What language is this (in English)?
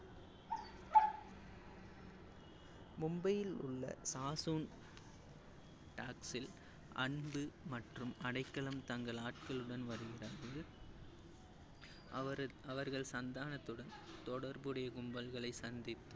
Tamil